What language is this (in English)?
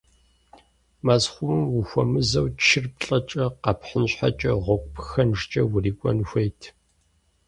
Kabardian